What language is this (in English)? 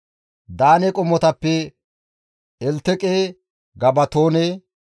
Gamo